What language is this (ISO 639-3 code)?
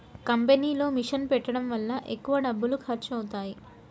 tel